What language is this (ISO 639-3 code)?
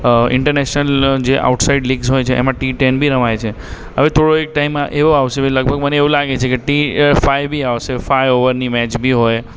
guj